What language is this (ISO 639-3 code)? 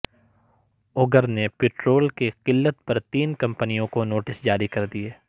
urd